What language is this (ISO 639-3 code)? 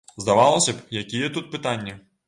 bel